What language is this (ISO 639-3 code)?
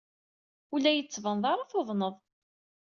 kab